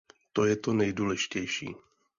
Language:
Czech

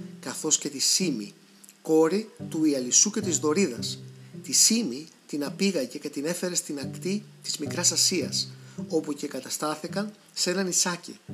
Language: Greek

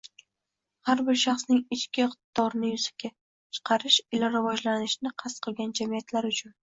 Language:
Uzbek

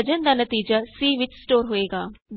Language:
Punjabi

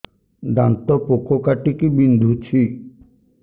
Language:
Odia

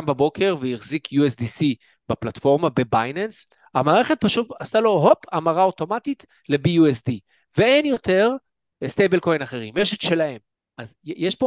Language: Hebrew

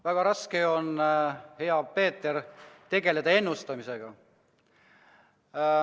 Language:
Estonian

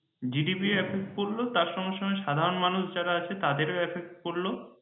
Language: Bangla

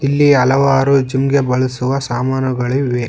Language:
Kannada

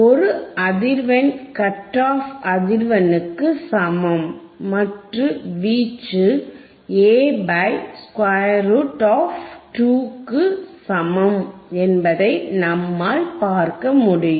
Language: Tamil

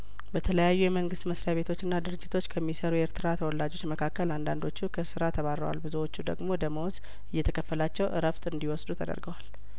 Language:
Amharic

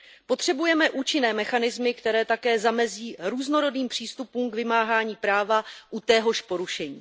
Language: Czech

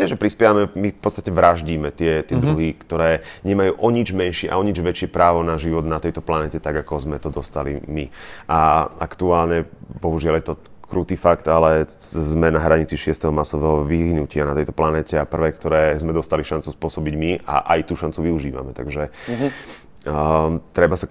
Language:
Slovak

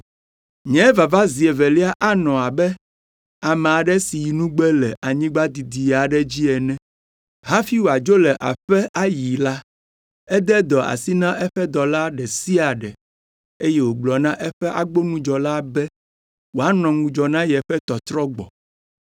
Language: Ewe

